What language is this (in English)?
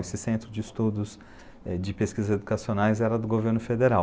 Portuguese